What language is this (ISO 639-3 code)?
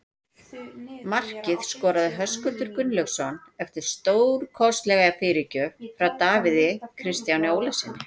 isl